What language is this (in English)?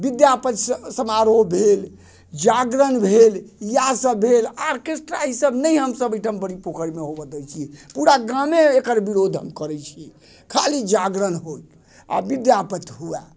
Maithili